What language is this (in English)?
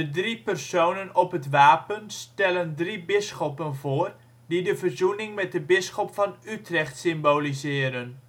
Dutch